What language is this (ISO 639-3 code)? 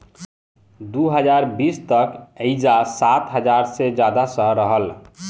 bho